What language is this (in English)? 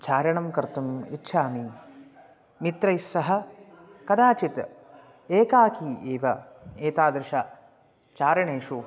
Sanskrit